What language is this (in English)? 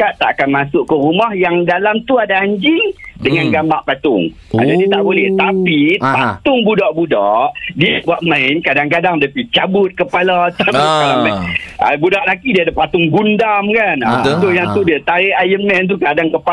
Malay